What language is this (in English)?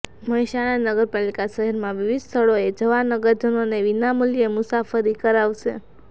Gujarati